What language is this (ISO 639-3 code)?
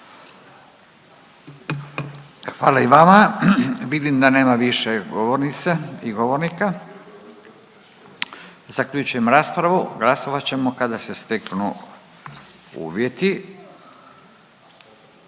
hrv